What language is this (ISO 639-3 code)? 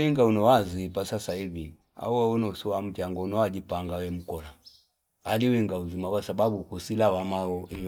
fip